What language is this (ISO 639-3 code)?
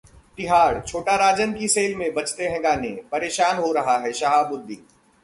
hin